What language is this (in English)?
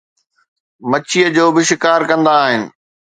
Sindhi